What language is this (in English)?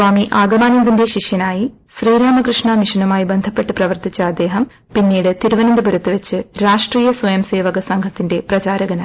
Malayalam